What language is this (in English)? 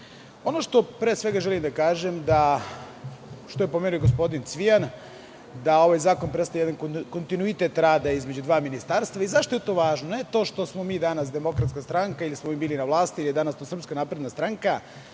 Serbian